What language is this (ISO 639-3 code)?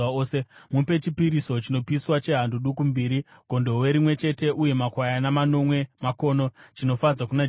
sna